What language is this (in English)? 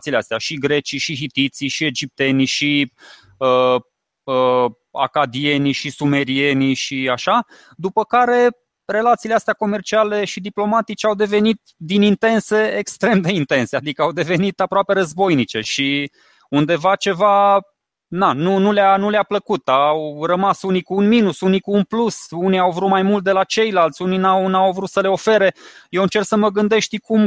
Romanian